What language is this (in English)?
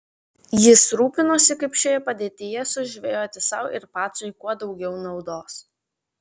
Lithuanian